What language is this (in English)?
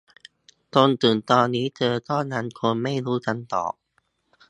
Thai